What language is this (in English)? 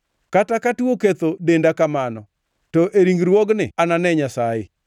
Luo (Kenya and Tanzania)